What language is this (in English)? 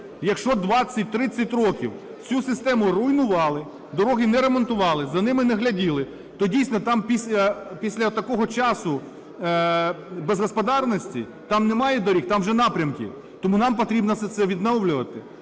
Ukrainian